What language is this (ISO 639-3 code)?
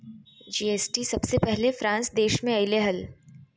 mag